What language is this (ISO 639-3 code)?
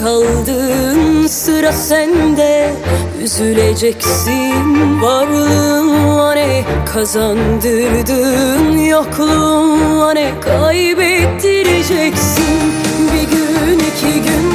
tur